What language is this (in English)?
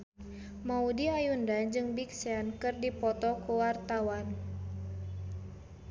Sundanese